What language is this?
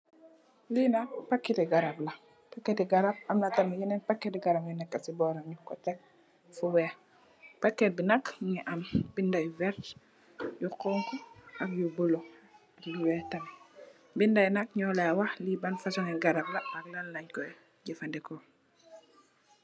Wolof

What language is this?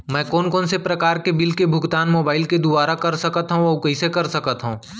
Chhattisgarhi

